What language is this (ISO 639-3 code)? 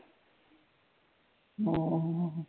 pan